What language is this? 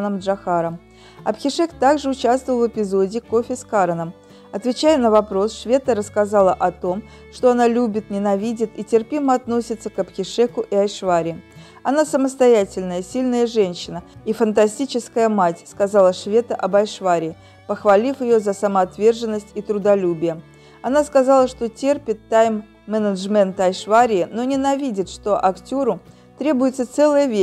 Russian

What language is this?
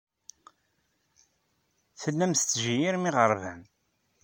Kabyle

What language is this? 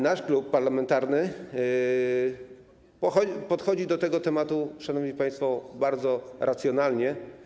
Polish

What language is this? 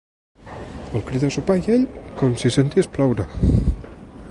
Catalan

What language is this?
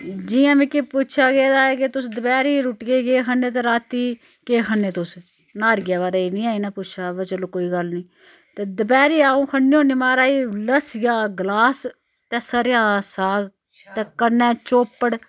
Dogri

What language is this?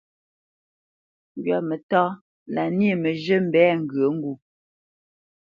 Bamenyam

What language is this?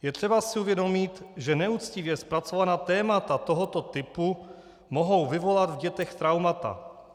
Czech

